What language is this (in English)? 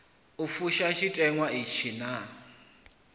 Venda